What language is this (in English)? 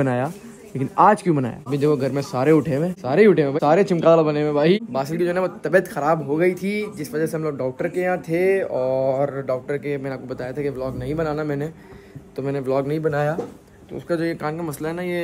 Hindi